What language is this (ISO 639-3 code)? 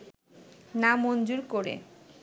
ben